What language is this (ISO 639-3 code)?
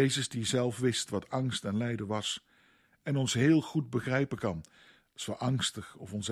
nld